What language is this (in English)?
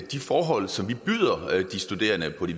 Danish